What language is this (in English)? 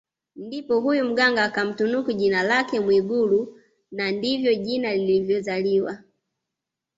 Swahili